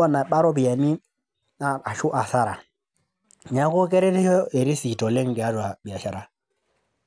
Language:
Masai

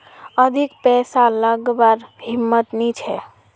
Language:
Magahi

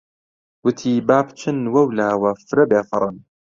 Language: Central Kurdish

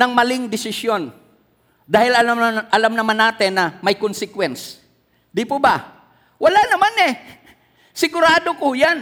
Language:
Filipino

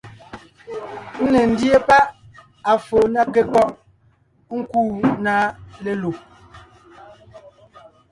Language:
Ngiemboon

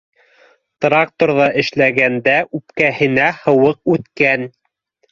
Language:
Bashkir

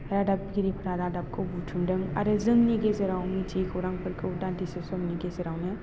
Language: Bodo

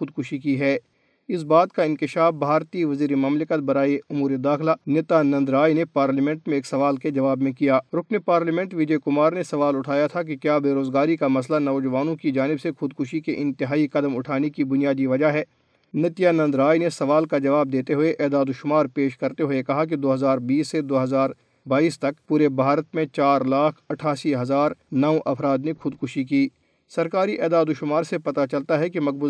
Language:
Urdu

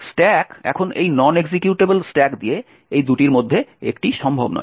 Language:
Bangla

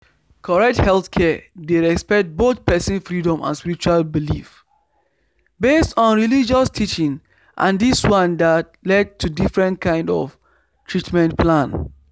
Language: Nigerian Pidgin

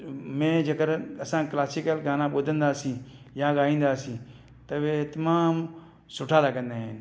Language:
Sindhi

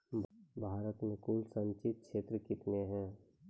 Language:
Maithili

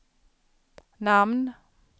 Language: Swedish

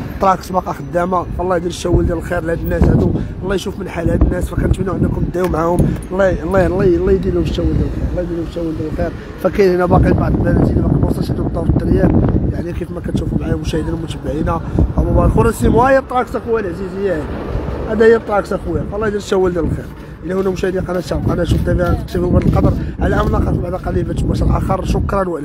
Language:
Arabic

